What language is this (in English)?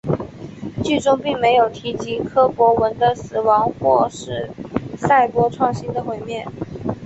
Chinese